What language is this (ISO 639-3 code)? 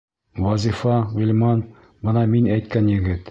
bak